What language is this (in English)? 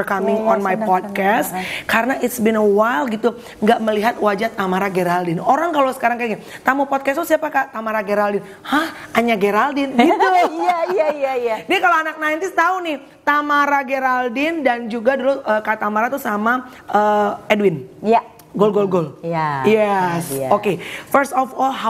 Indonesian